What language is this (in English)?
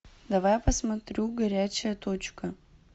Russian